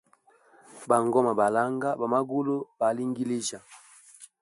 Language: Hemba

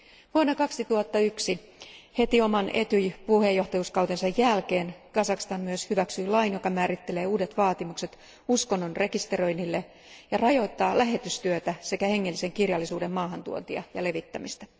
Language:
Finnish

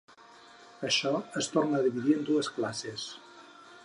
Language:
Catalan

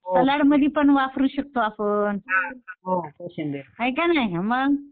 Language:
Marathi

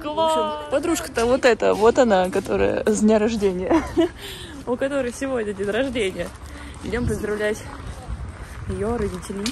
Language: Russian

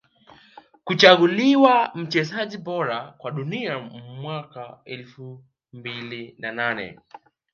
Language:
Swahili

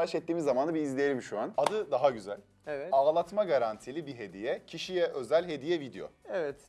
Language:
Turkish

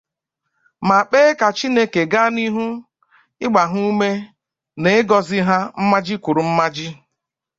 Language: Igbo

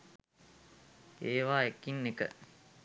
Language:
Sinhala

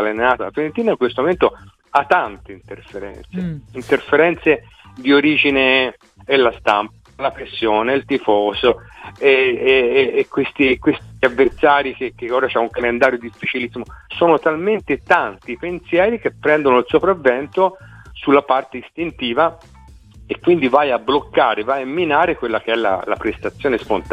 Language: Italian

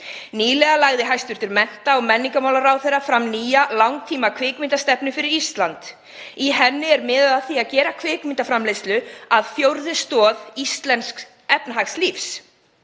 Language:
Icelandic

